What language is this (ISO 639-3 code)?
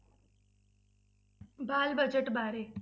pan